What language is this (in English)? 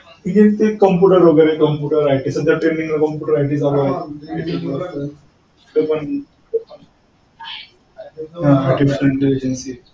Marathi